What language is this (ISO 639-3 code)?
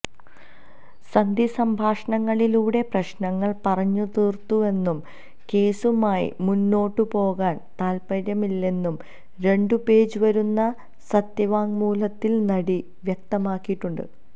mal